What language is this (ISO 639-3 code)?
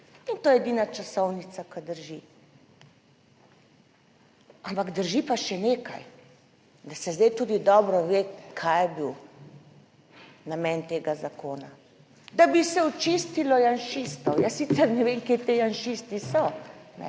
slv